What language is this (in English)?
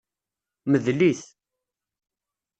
Kabyle